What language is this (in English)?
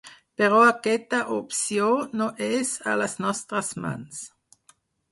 Catalan